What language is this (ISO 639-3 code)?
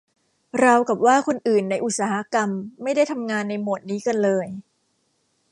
tha